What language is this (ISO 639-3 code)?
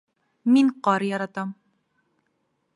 bak